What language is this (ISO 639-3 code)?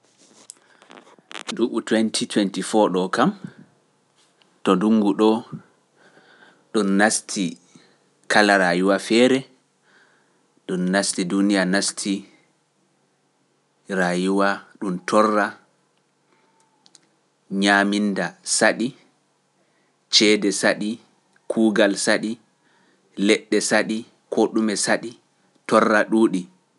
fuf